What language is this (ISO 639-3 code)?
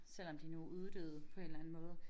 dan